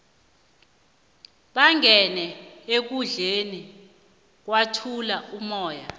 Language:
South Ndebele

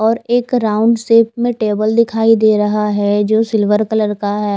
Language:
Hindi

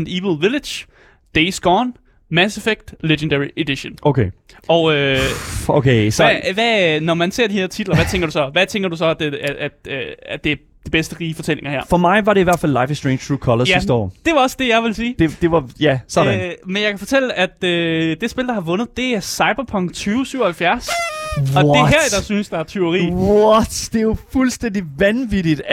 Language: Danish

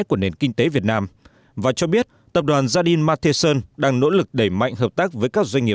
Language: Vietnamese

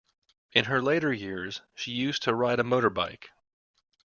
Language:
English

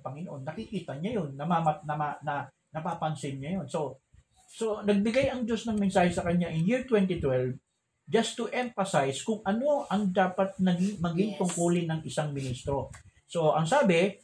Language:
Filipino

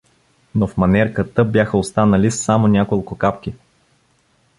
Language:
Bulgarian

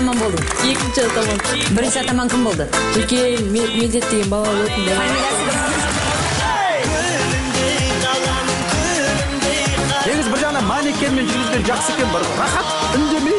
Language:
Turkish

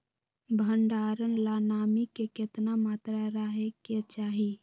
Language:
Magahi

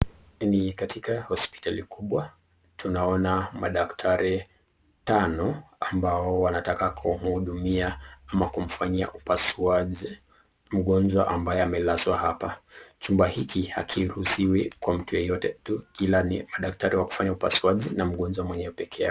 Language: Swahili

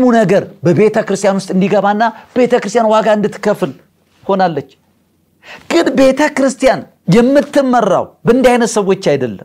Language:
Arabic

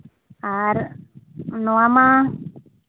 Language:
Santali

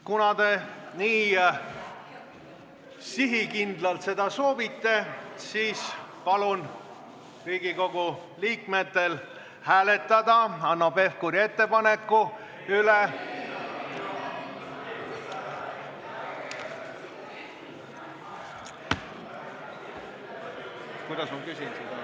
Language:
Estonian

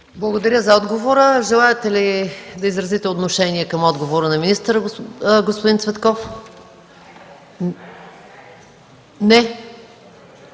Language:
Bulgarian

